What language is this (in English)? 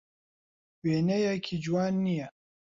Central Kurdish